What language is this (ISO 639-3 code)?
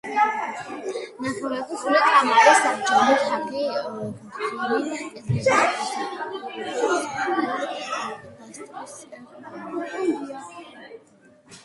kat